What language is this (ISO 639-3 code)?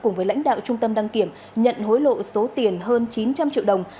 vie